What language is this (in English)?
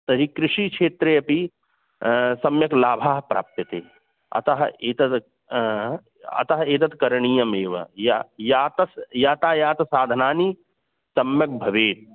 Sanskrit